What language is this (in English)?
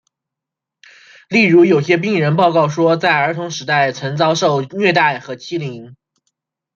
Chinese